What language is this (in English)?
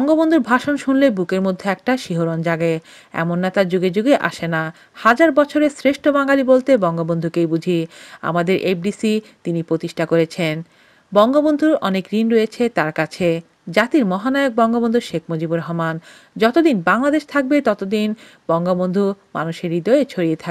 Indonesian